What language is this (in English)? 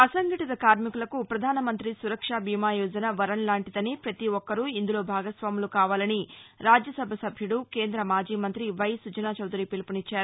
Telugu